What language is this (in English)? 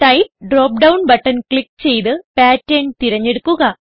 Malayalam